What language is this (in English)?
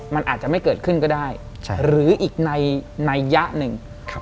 Thai